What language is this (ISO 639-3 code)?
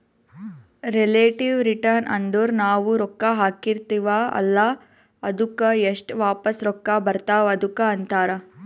kan